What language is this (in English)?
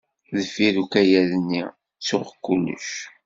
Kabyle